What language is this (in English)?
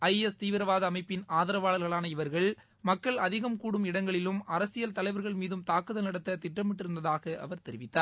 Tamil